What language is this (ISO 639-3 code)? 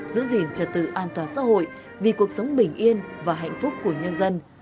vie